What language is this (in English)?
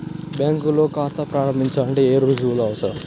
Telugu